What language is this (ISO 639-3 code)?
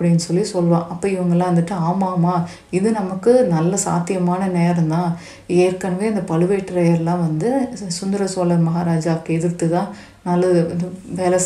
tam